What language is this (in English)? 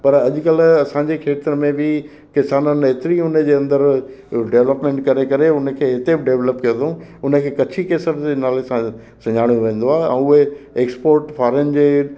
Sindhi